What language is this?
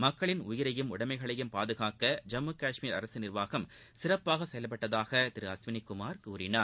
Tamil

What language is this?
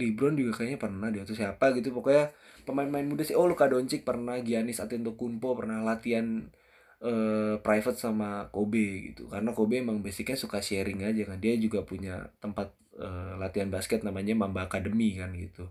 Indonesian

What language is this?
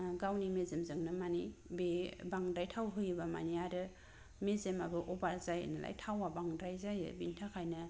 Bodo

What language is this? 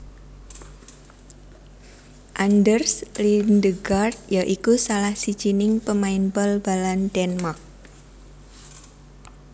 Javanese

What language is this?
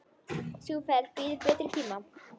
Icelandic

